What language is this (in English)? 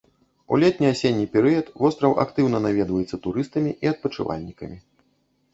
Belarusian